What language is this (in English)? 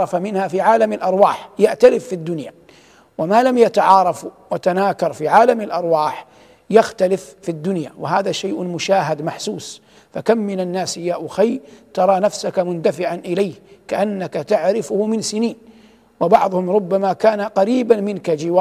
Arabic